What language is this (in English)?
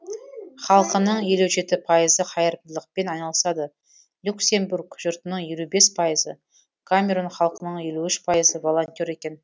Kazakh